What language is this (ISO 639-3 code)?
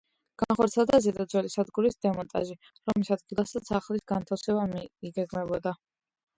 kat